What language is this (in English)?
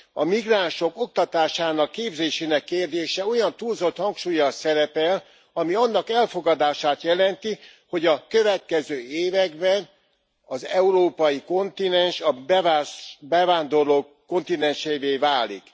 Hungarian